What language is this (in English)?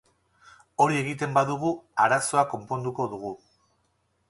Basque